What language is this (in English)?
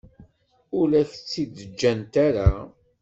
Kabyle